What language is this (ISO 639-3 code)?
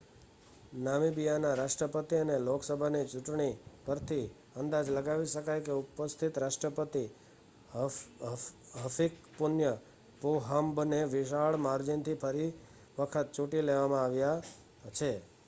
guj